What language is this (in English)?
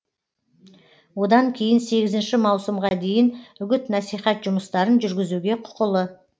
Kazakh